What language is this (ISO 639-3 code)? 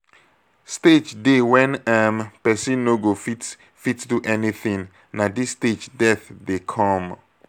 pcm